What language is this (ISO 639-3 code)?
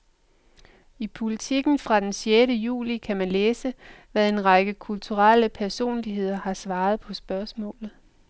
dan